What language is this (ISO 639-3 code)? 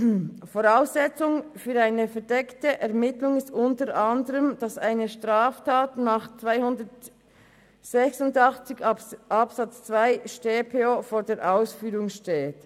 gsw